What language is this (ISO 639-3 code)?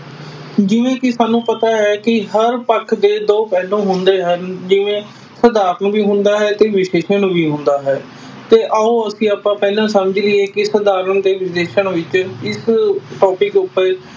pan